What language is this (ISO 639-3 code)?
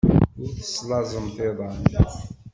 kab